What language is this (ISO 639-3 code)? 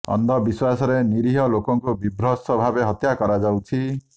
ori